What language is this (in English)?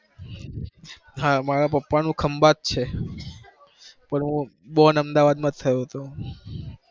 Gujarati